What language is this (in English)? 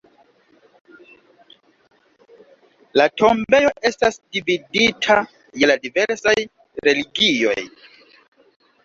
Esperanto